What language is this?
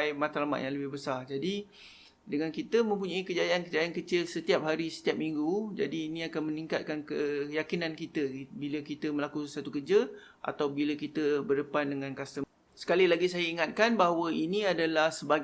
Malay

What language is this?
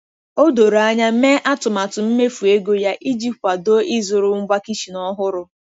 Igbo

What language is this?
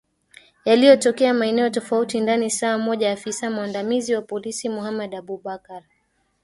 Swahili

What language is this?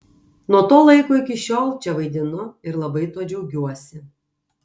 Lithuanian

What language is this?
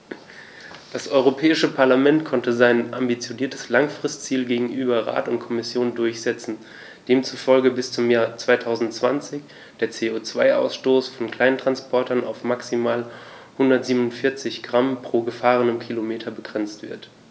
German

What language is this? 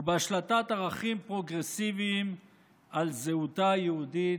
Hebrew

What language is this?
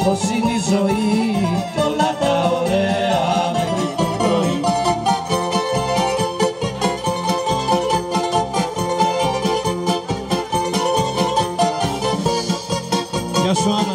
Greek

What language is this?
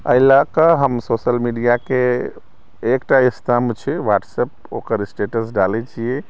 Maithili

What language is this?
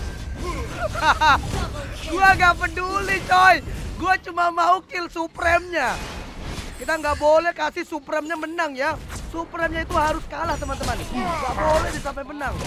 Indonesian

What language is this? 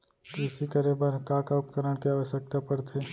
Chhattisgarhi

